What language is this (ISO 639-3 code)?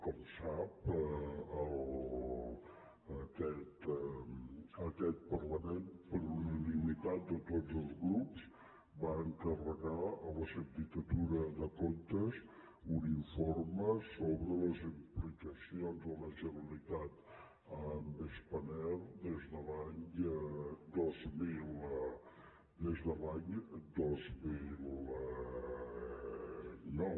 cat